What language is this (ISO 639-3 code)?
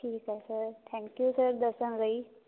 pan